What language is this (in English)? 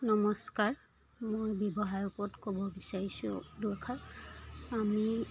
Assamese